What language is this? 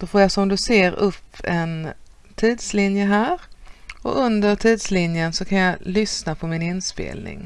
Swedish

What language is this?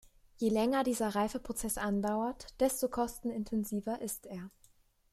German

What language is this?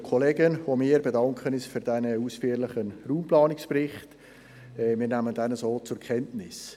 Swiss German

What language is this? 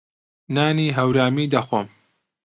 Central Kurdish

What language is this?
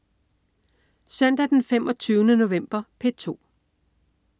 Danish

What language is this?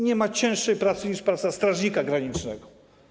Polish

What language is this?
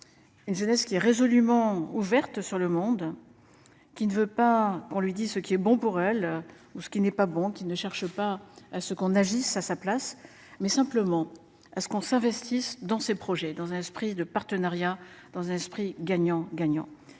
French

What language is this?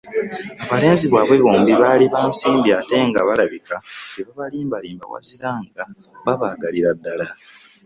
Ganda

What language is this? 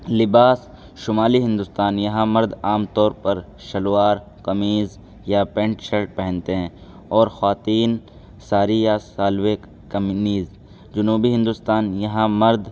Urdu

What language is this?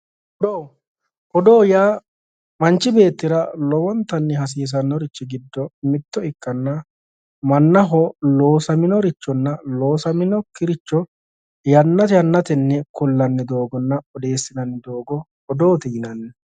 Sidamo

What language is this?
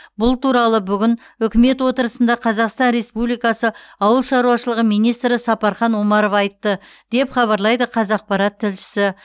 Kazakh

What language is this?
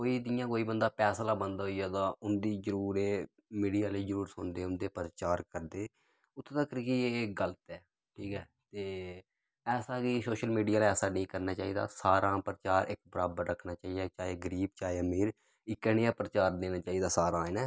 Dogri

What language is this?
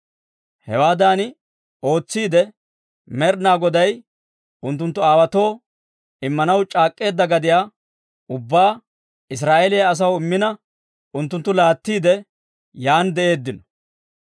Dawro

